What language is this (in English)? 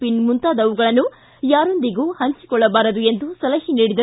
Kannada